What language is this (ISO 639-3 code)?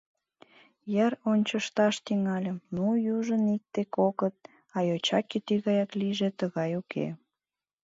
chm